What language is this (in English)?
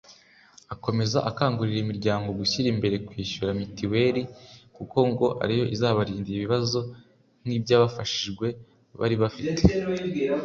Kinyarwanda